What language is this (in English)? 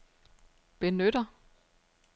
Danish